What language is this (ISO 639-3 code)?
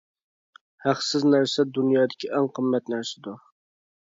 uig